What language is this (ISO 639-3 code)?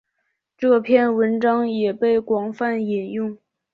zho